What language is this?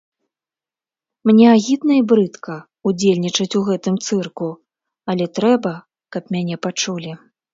Belarusian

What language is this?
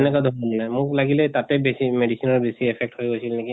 Assamese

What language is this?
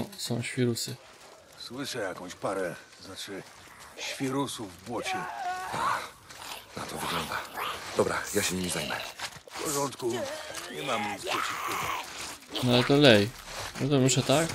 Polish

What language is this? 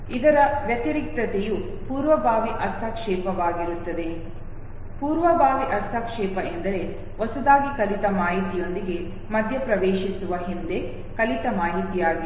Kannada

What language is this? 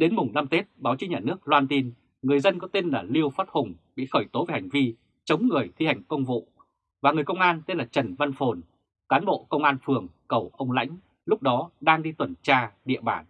Vietnamese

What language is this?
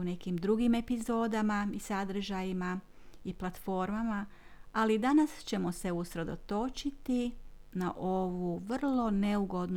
Croatian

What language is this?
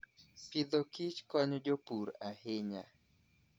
Luo (Kenya and Tanzania)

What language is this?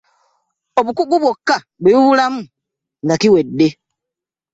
Ganda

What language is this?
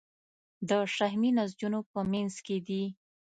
Pashto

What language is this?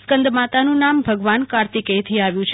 Gujarati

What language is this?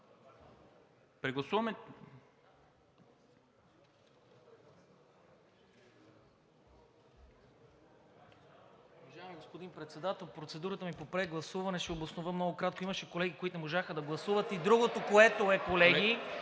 Bulgarian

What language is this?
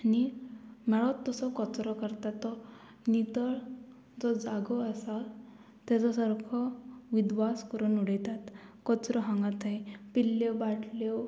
Konkani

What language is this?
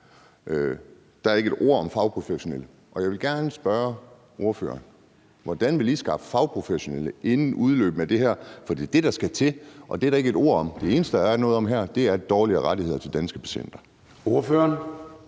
Danish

